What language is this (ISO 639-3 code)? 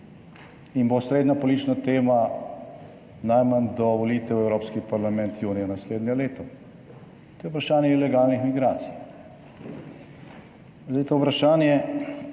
slv